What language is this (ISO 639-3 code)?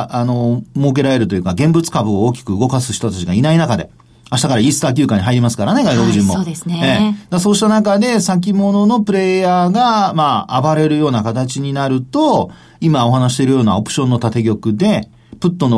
jpn